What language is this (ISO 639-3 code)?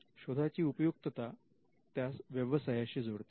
mar